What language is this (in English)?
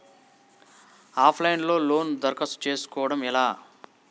Telugu